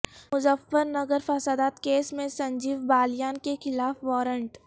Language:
Urdu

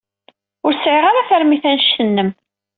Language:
Kabyle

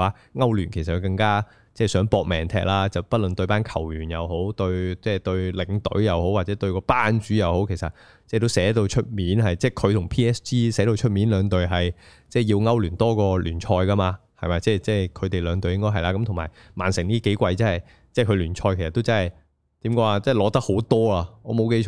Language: Chinese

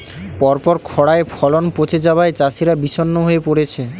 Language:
Bangla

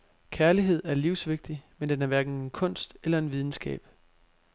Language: Danish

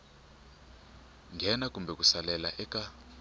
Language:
Tsonga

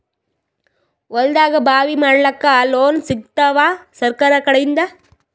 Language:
Kannada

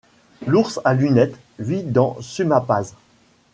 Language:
French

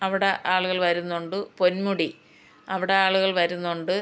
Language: Malayalam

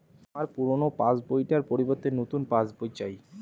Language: Bangla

